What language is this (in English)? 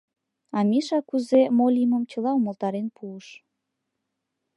Mari